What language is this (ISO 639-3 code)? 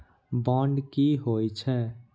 mai